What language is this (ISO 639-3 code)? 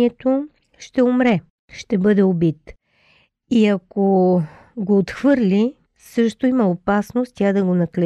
bul